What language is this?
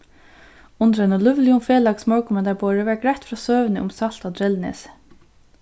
Faroese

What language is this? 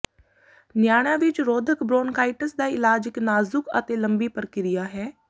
Punjabi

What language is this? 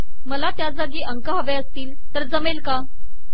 Marathi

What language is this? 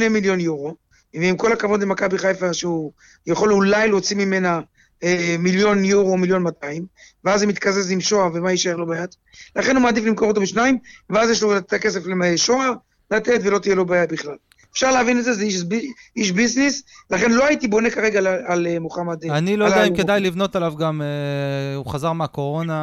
Hebrew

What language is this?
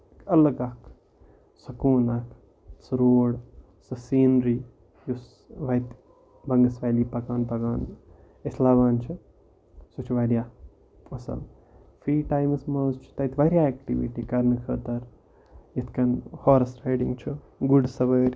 Kashmiri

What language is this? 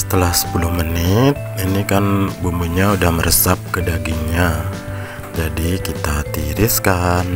Indonesian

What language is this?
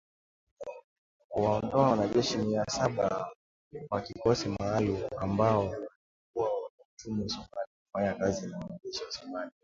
Swahili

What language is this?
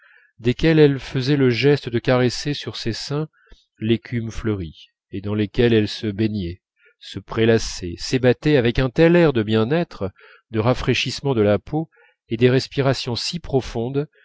French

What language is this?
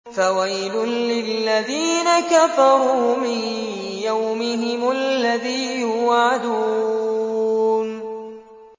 Arabic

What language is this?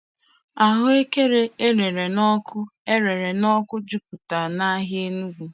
Igbo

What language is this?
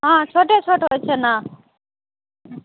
Maithili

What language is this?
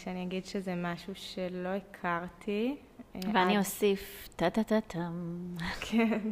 Hebrew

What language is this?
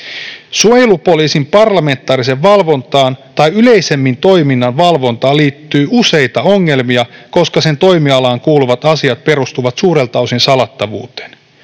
Finnish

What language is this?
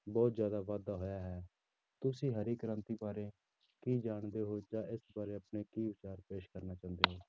Punjabi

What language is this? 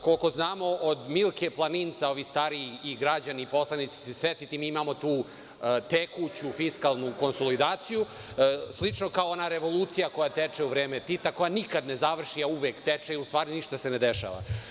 Serbian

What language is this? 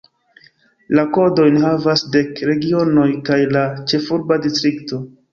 Esperanto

